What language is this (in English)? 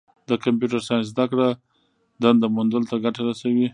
Pashto